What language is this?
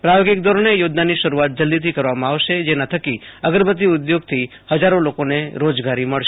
Gujarati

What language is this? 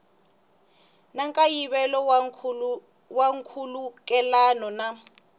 Tsonga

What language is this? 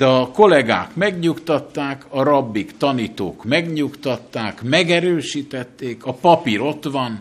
Hungarian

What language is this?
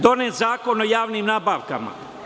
Serbian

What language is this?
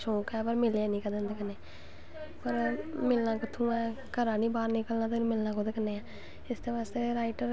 Dogri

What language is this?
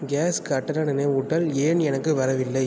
Tamil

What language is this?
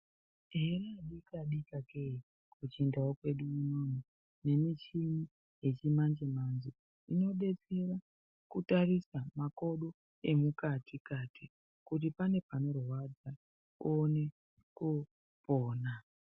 Ndau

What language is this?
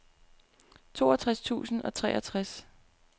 Danish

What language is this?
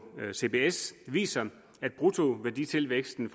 Danish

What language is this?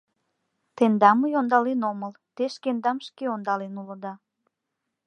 Mari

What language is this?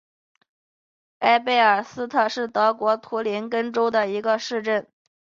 Chinese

